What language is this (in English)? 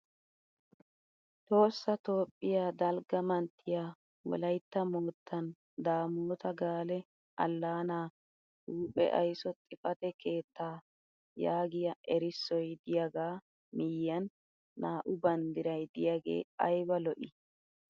Wolaytta